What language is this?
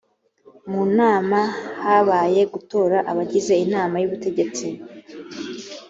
Kinyarwanda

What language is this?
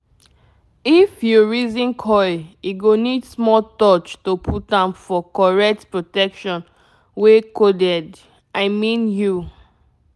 Nigerian Pidgin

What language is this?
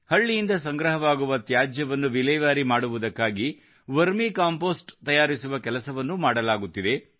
Kannada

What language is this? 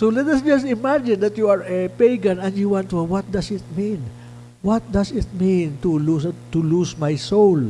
English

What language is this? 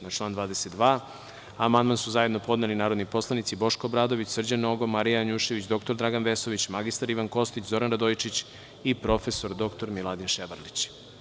Serbian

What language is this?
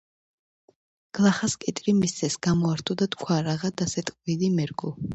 Georgian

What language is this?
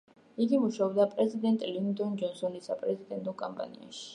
Georgian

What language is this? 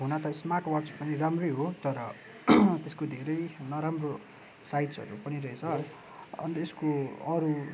Nepali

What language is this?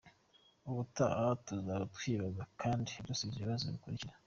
Kinyarwanda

